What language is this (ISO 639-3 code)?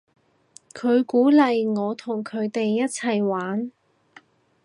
yue